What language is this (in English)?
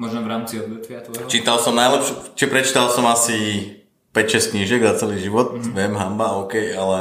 Slovak